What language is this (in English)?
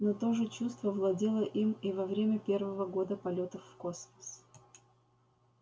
Russian